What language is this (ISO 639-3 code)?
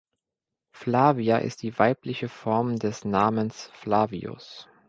deu